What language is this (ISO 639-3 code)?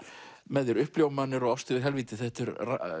isl